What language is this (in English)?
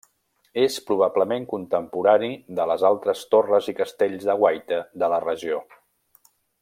Catalan